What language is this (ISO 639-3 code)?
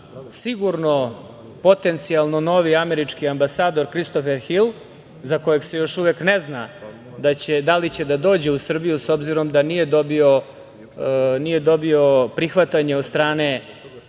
srp